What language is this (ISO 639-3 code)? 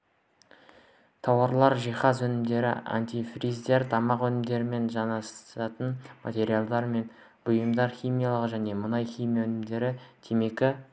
kaz